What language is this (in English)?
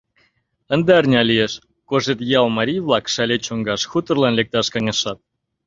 Mari